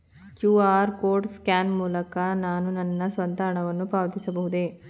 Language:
Kannada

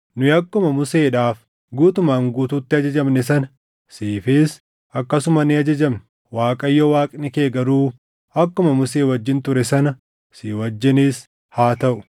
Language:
Oromo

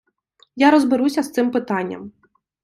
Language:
Ukrainian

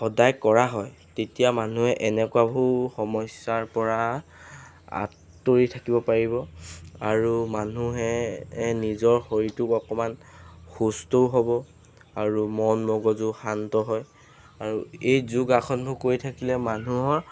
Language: Assamese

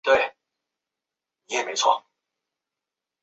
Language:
Chinese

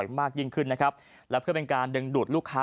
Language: Thai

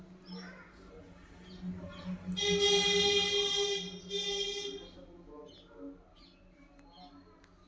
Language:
Kannada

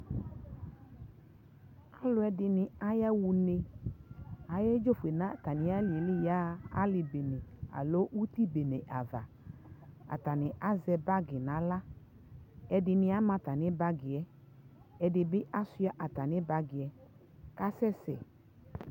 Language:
Ikposo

